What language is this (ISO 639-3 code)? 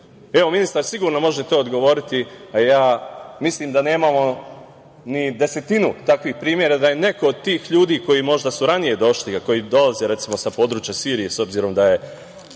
srp